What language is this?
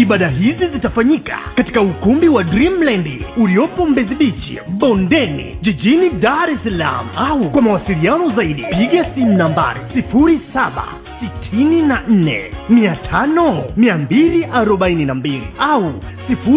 Swahili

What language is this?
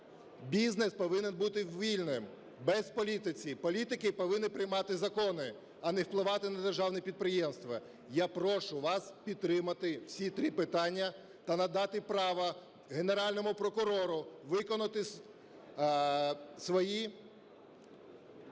Ukrainian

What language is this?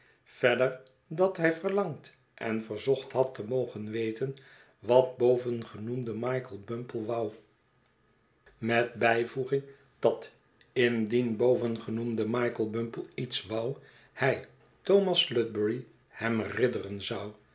Dutch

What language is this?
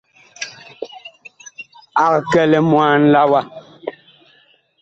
Bakoko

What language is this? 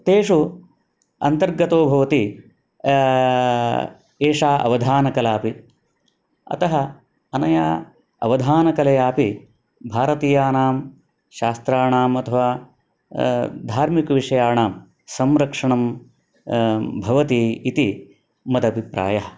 Sanskrit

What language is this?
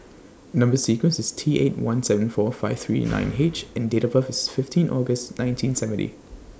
English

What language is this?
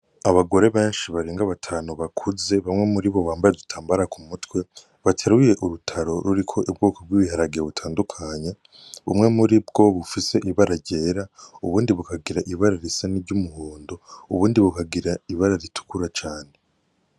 Rundi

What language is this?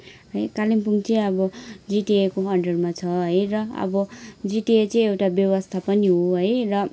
Nepali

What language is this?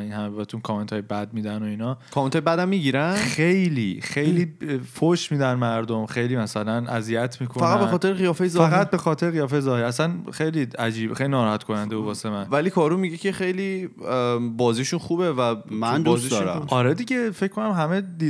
Persian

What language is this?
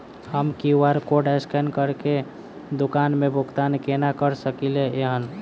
Maithili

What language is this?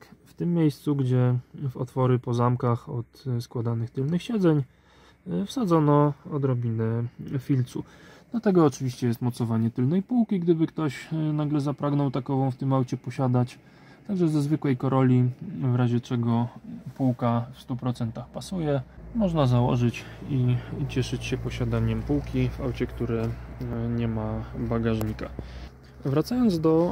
Polish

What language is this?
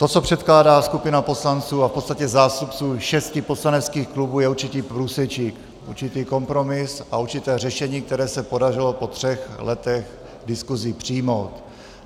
Czech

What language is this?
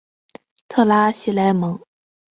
Chinese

